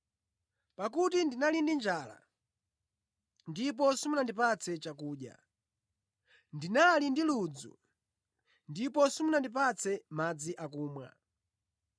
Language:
Nyanja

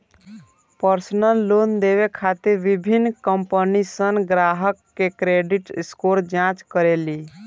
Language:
Bhojpuri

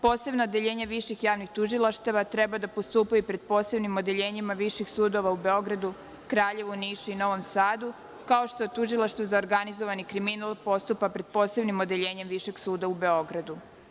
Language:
Serbian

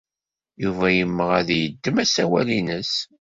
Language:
Kabyle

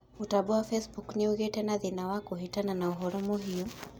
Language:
Kikuyu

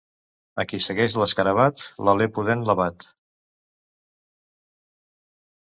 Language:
Catalan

